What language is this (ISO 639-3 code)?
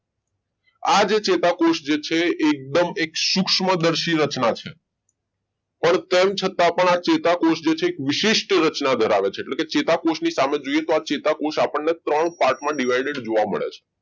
guj